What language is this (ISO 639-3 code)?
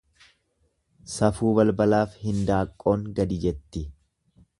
orm